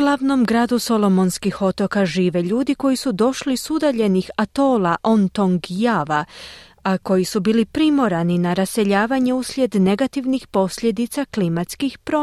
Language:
Croatian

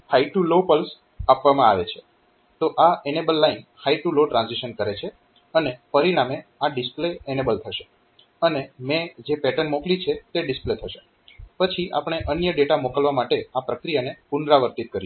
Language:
Gujarati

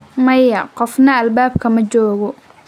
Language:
Somali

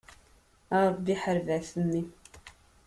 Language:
Kabyle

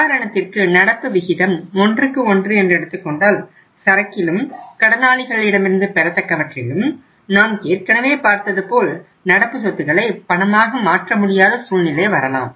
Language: Tamil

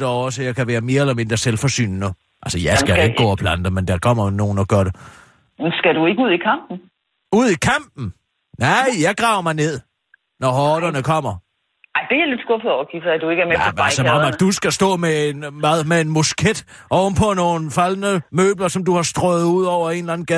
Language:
Danish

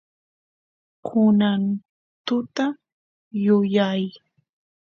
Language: Santiago del Estero Quichua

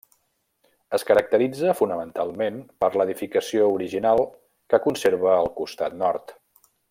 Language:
Catalan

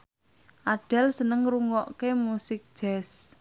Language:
Javanese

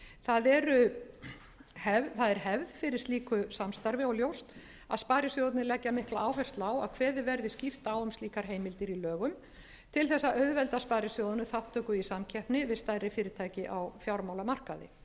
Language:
Icelandic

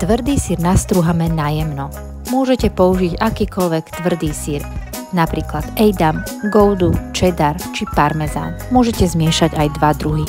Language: Slovak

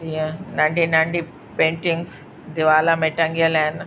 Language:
Sindhi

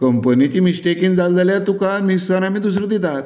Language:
Konkani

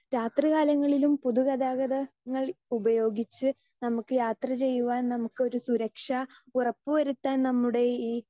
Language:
Malayalam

